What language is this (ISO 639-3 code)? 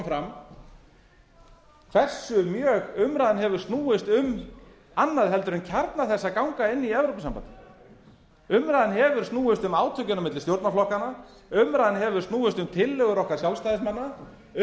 isl